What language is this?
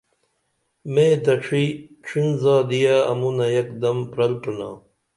Dameli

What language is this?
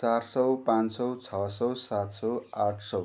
Nepali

